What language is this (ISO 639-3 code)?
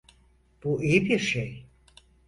tur